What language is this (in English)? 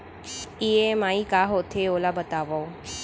Chhattisgarhi